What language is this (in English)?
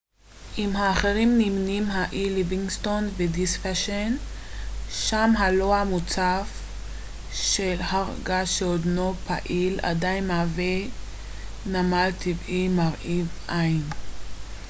Hebrew